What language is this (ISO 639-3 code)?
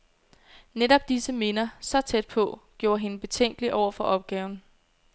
dan